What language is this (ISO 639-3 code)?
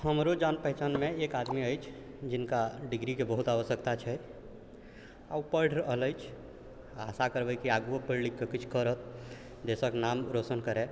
mai